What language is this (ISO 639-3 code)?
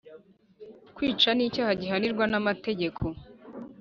kin